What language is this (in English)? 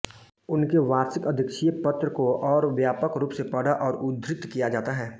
Hindi